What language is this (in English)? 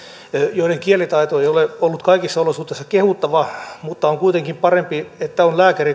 Finnish